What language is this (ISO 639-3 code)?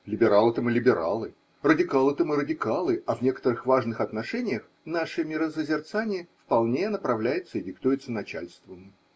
rus